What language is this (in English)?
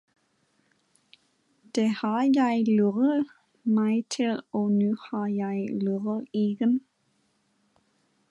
Danish